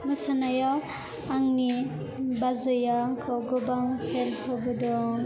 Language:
Bodo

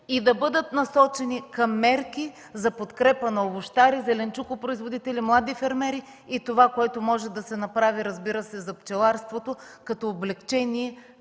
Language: Bulgarian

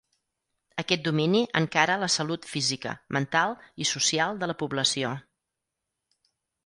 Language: Catalan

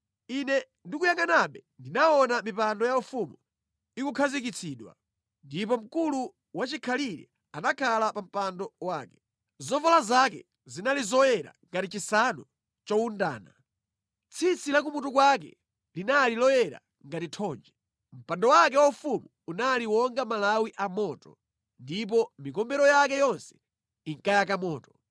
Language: Nyanja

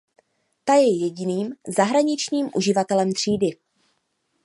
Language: Czech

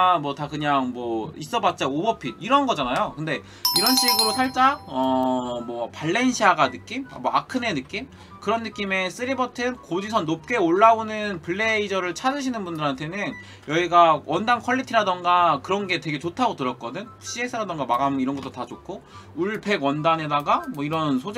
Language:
Korean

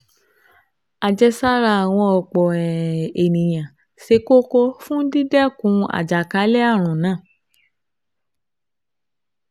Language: Yoruba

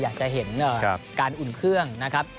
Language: Thai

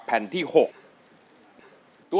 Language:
Thai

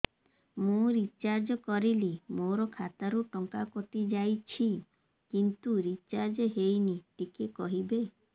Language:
Odia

